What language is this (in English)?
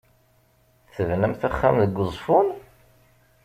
Kabyle